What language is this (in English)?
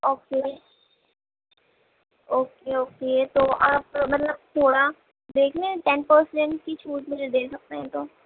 Urdu